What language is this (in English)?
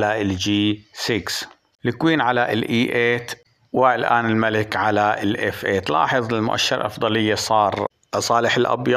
Arabic